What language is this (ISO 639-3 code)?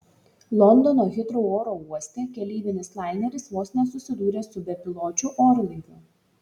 lit